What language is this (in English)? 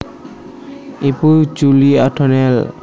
Javanese